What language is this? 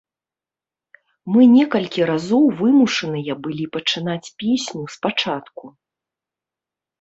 Belarusian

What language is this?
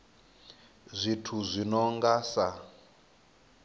Venda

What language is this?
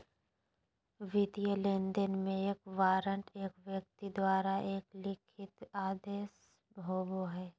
Magahi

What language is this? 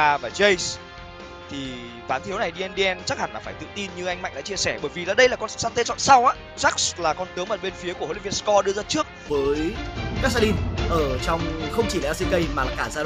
Vietnamese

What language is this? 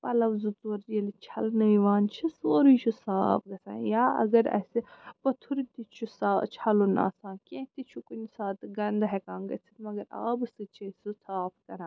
Kashmiri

